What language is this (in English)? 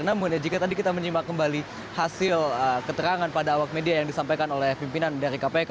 Indonesian